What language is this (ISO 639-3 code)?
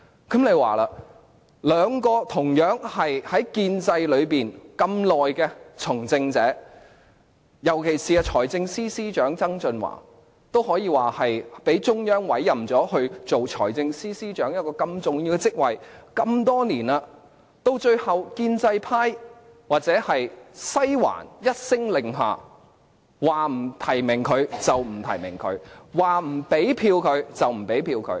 yue